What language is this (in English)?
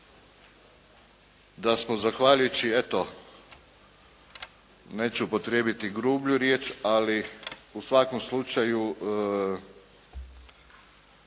Croatian